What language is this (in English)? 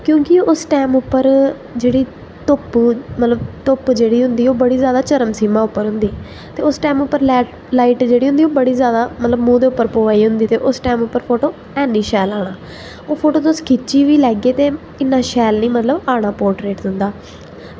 Dogri